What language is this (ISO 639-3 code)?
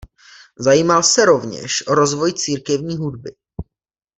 ces